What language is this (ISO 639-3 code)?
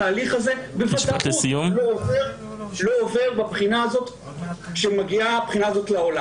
heb